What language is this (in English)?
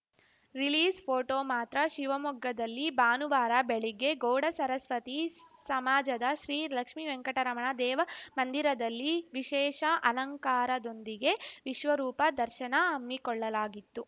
Kannada